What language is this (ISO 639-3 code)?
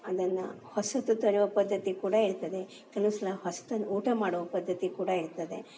kan